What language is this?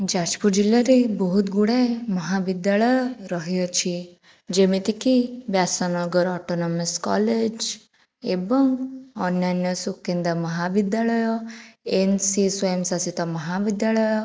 Odia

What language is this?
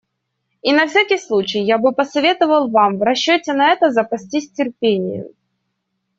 Russian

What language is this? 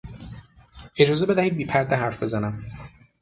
Persian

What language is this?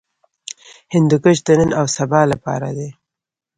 Pashto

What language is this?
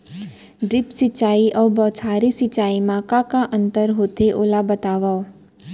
Chhattisgarhi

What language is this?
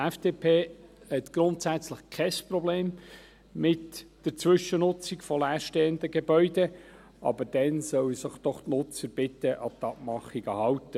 Swiss German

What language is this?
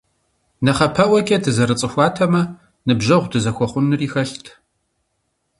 Kabardian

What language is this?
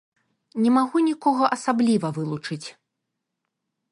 Belarusian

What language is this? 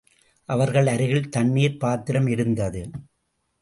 Tamil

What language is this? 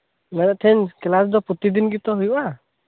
Santali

